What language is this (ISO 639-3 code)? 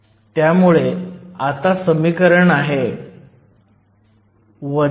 mar